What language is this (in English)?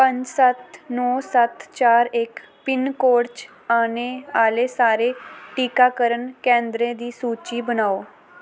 Dogri